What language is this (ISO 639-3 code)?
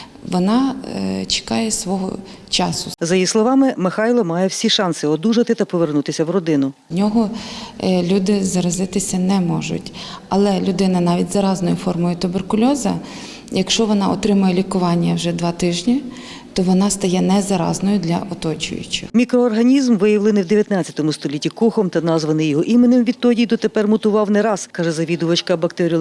ukr